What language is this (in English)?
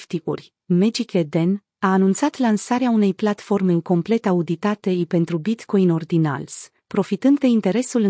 Romanian